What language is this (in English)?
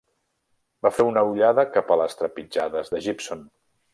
Catalan